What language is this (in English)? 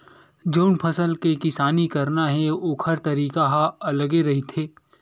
Chhattisgarhi